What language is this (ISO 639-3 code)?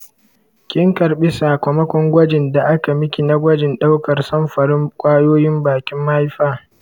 hau